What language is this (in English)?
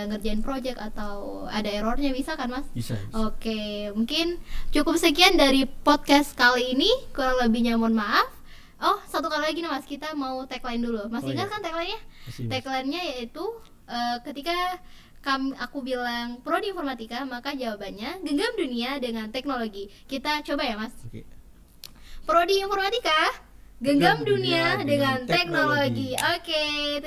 Indonesian